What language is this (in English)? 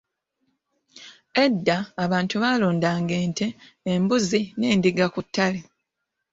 Ganda